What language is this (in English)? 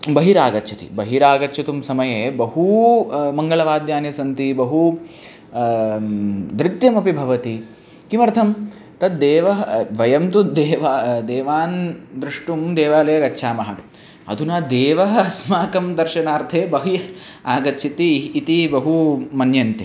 Sanskrit